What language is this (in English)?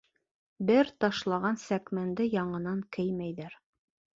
Bashkir